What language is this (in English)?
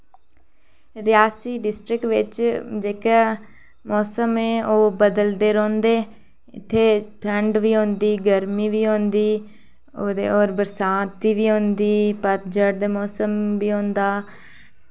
Dogri